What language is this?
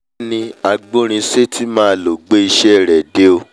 Yoruba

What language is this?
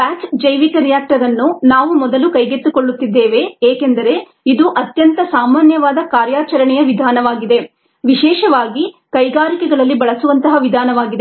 Kannada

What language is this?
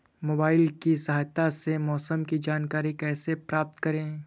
Hindi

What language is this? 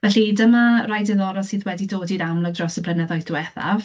Welsh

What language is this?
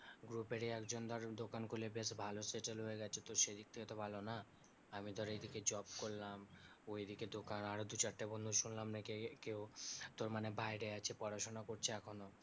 Bangla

